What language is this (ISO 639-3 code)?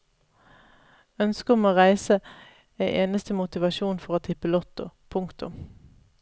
nor